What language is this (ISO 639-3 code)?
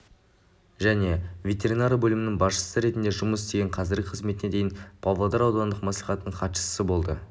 kaz